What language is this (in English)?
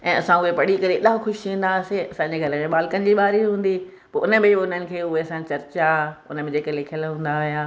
Sindhi